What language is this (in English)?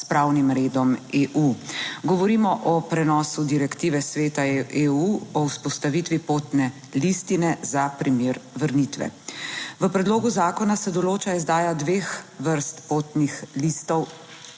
Slovenian